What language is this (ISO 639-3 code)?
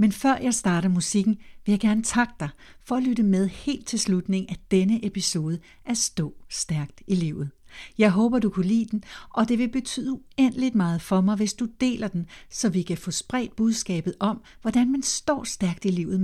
dan